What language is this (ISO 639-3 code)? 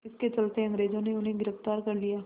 hin